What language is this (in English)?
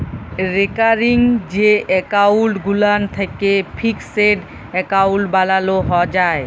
Bangla